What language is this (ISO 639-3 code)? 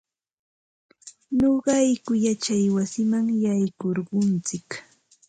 qva